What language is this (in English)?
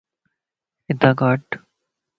Lasi